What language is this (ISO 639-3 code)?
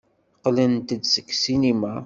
kab